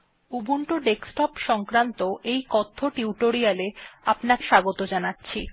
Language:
Bangla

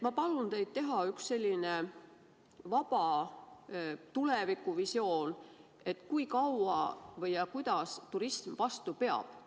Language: Estonian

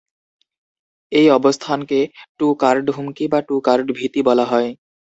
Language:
Bangla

